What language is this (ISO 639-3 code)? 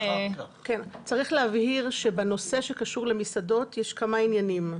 heb